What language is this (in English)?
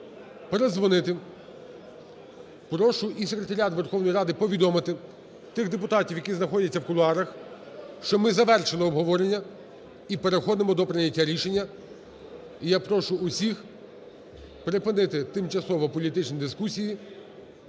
Ukrainian